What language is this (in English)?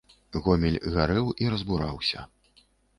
Belarusian